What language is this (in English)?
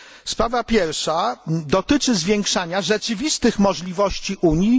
Polish